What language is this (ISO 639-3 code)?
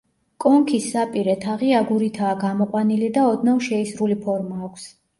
kat